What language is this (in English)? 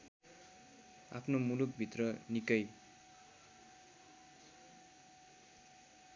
Nepali